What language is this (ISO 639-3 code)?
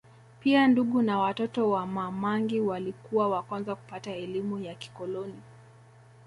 swa